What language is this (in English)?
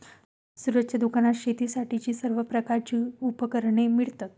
Marathi